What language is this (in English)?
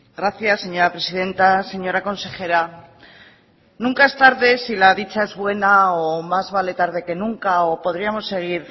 Spanish